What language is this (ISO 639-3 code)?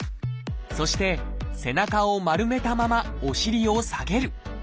jpn